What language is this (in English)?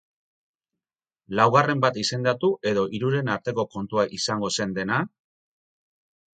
Basque